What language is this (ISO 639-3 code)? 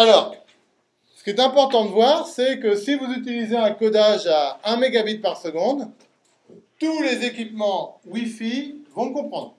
fra